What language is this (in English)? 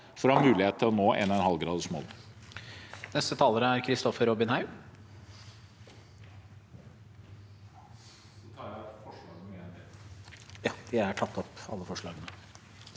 Norwegian